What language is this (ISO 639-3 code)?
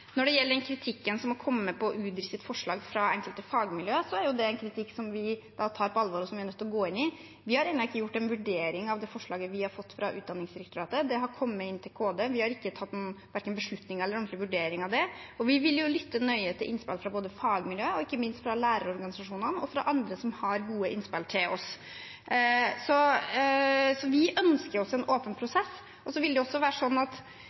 nob